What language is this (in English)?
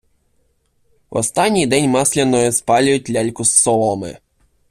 Ukrainian